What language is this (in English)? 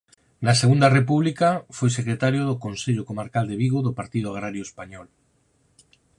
Galician